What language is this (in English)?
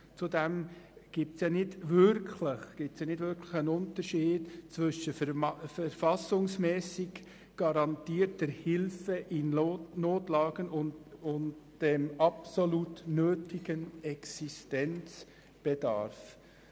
Swiss German